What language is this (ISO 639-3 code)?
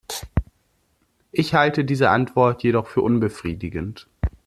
deu